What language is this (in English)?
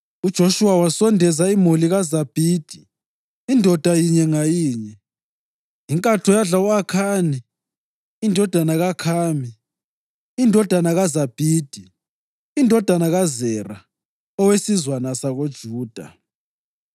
North Ndebele